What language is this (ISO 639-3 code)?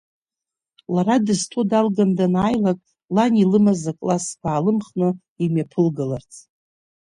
abk